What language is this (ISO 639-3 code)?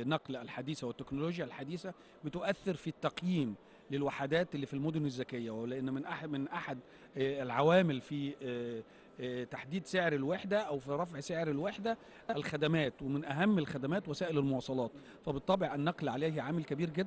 ara